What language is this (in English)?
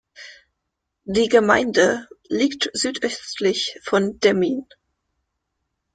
German